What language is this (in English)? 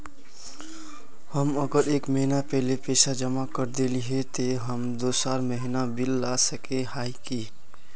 Magahi